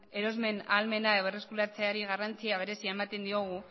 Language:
Basque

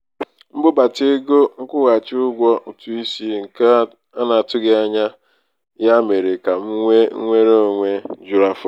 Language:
Igbo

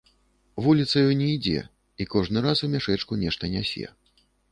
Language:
Belarusian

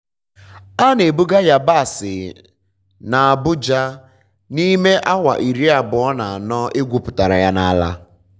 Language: Igbo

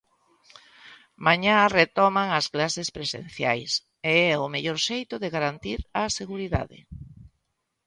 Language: Galician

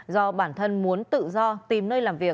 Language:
Vietnamese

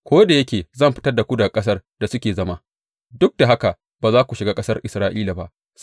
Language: Hausa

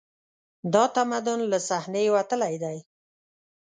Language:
Pashto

